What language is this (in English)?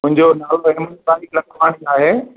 Sindhi